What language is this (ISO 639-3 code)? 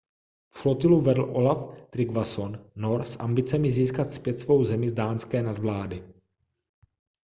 ces